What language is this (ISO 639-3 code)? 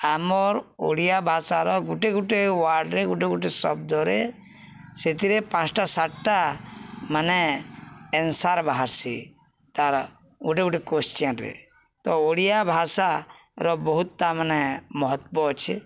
ori